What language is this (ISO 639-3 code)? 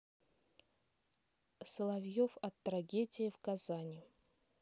rus